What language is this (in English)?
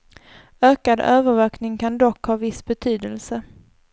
Swedish